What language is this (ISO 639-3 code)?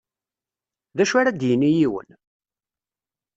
kab